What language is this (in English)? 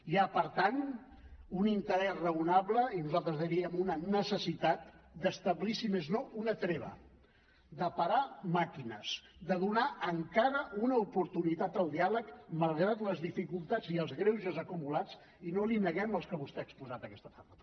Catalan